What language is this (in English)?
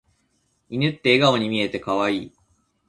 Japanese